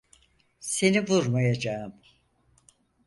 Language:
Turkish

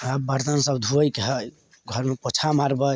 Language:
Maithili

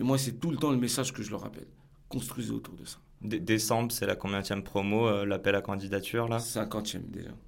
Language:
French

